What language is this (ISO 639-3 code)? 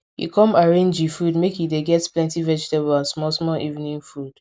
pcm